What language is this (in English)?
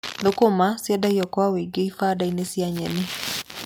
Kikuyu